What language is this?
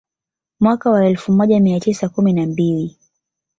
Swahili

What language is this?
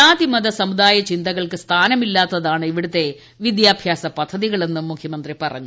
Malayalam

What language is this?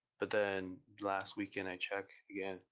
English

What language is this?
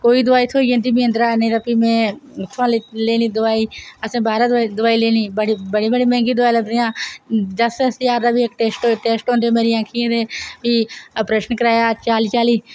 Dogri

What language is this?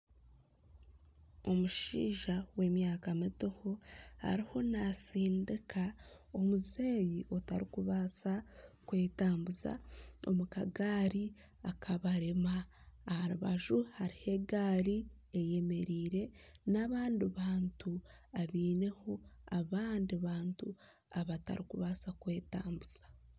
Nyankole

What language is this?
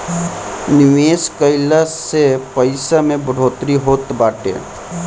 Bhojpuri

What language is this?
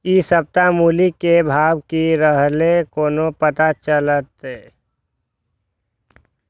Maithili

